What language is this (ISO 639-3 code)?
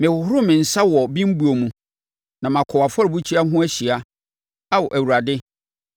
aka